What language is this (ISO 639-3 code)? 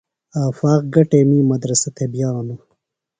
phl